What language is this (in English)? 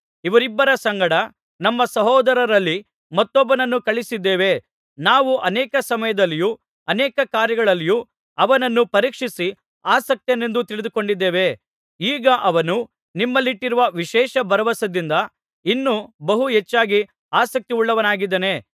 Kannada